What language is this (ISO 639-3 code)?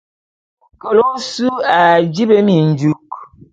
bum